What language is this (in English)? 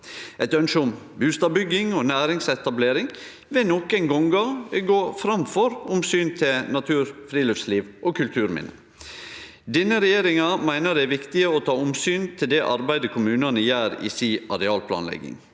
Norwegian